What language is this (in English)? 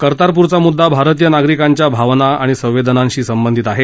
Marathi